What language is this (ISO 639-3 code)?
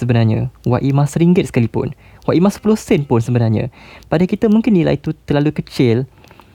msa